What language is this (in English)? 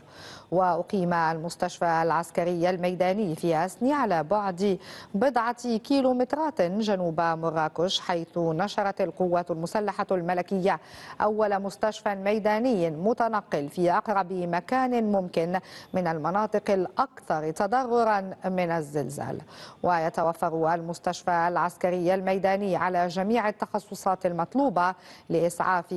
Arabic